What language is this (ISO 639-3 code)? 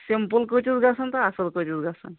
kas